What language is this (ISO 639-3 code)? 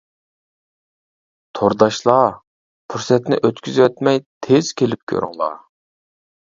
uig